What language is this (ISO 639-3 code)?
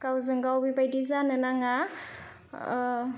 brx